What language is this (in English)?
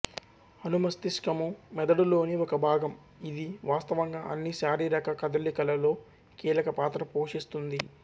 Telugu